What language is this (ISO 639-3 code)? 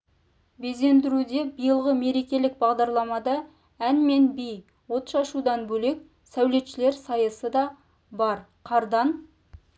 kaz